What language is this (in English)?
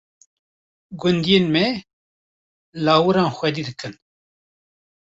Kurdish